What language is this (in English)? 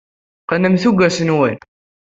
Kabyle